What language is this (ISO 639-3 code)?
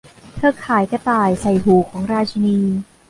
tha